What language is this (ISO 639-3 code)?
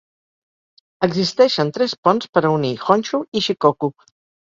cat